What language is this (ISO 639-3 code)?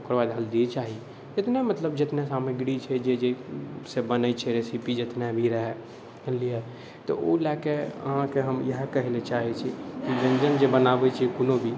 mai